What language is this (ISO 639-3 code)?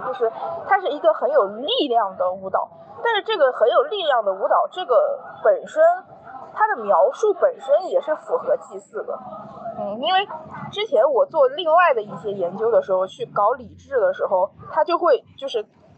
zho